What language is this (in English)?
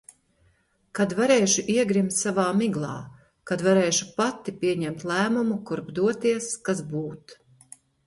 Latvian